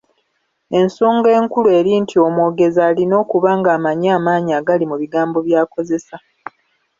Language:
Ganda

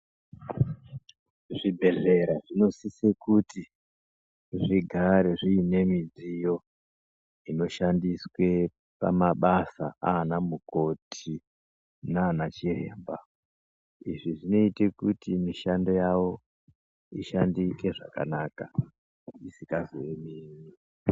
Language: Ndau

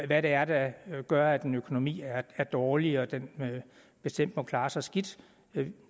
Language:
Danish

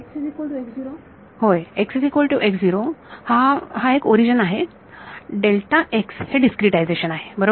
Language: Marathi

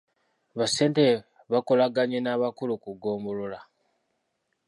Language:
Ganda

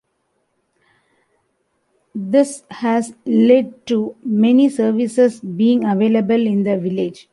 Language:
English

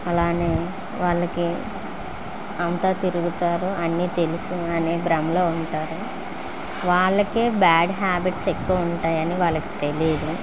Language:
Telugu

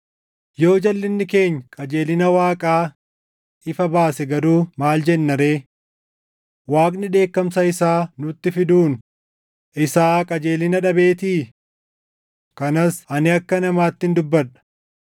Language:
Oromo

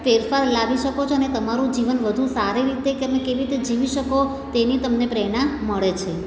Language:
Gujarati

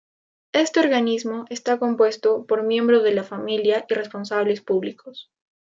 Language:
Spanish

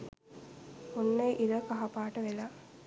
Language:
Sinhala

